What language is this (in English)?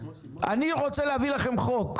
Hebrew